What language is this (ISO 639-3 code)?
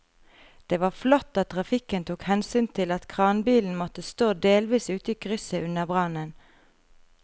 nor